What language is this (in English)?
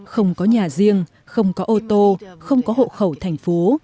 Vietnamese